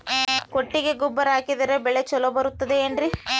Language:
Kannada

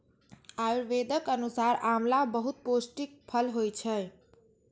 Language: Maithili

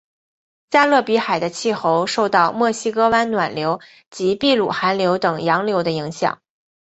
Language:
Chinese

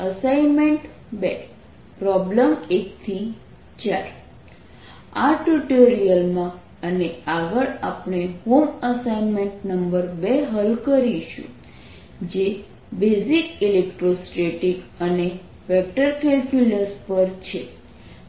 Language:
Gujarati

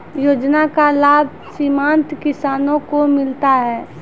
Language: Maithili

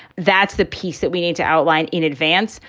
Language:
English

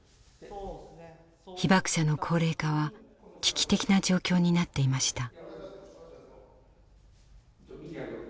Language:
Japanese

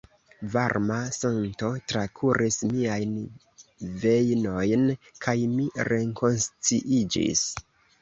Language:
Esperanto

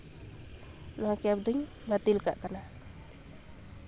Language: Santali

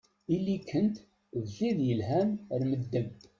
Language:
Kabyle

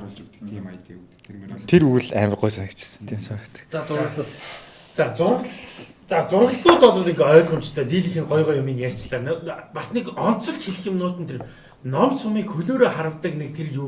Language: Korean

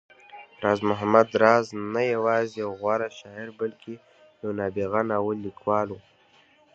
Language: Pashto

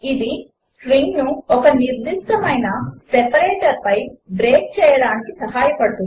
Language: Telugu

